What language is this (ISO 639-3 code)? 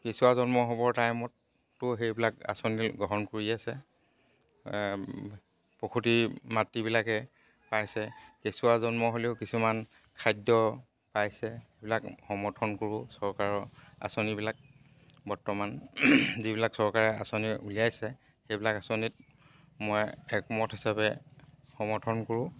asm